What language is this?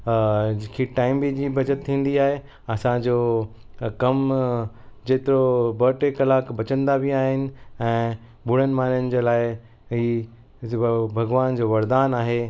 Sindhi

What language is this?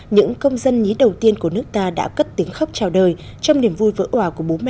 Vietnamese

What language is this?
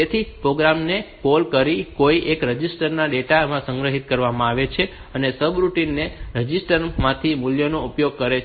Gujarati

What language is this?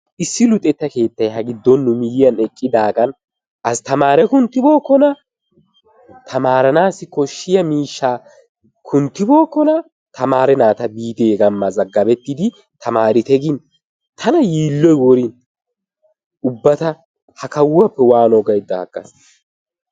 Wolaytta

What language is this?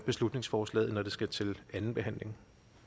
Danish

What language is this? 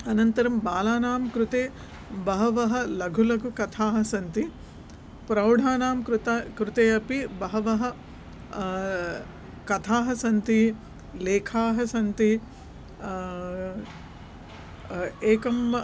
Sanskrit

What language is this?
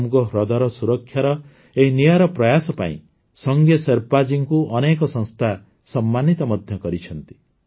Odia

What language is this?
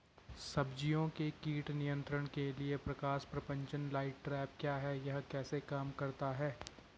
Hindi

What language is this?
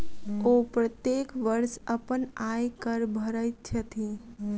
Maithili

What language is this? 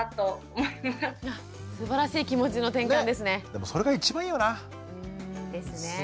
Japanese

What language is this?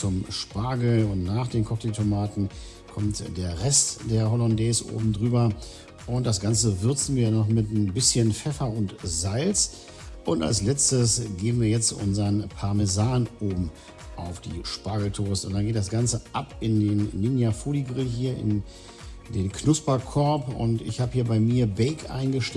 German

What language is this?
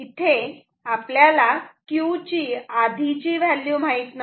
Marathi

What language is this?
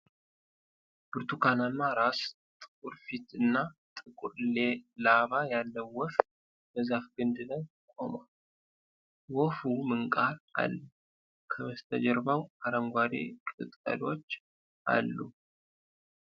Amharic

